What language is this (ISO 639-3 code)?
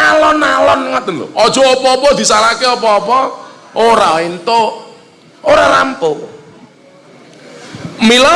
ind